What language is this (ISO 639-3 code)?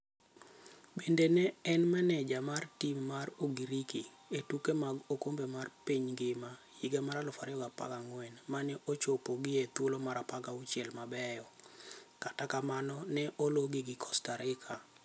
luo